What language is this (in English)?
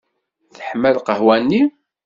Kabyle